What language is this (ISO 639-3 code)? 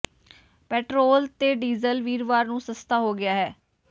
pan